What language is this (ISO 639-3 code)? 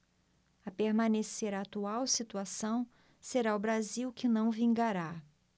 por